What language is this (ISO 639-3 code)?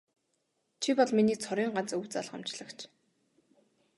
mon